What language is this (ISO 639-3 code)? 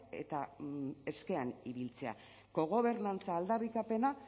eus